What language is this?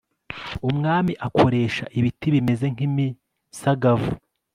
Kinyarwanda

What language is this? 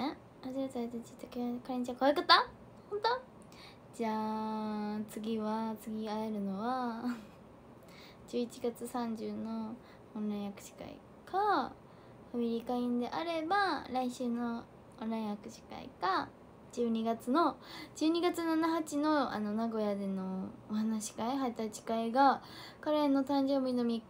Japanese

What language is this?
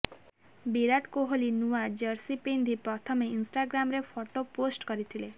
Odia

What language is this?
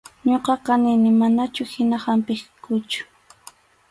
Arequipa-La Unión Quechua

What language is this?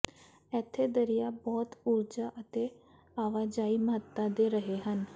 Punjabi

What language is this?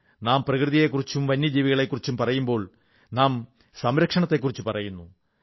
Malayalam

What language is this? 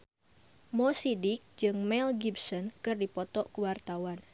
Sundanese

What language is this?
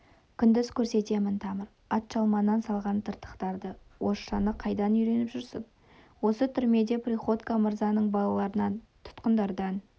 Kazakh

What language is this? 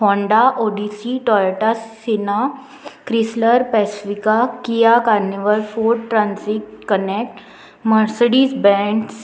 Konkani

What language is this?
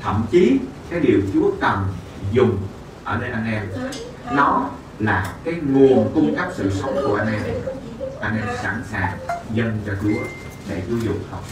Vietnamese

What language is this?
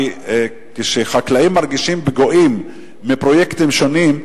Hebrew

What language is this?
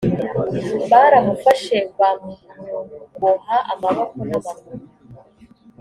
Kinyarwanda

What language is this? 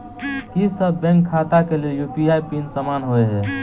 Maithili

